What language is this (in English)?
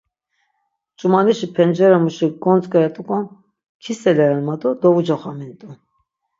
Laz